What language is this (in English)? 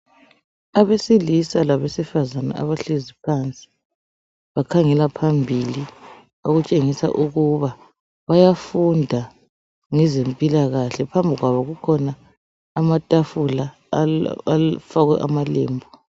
North Ndebele